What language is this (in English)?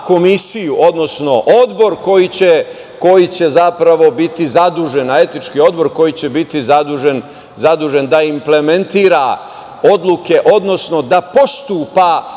Serbian